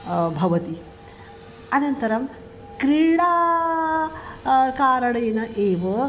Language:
Sanskrit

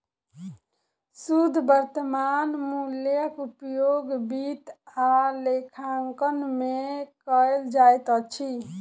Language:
Maithili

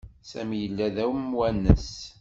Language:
Kabyle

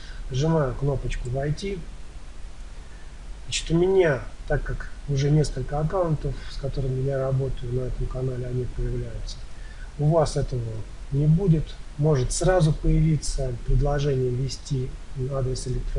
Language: Russian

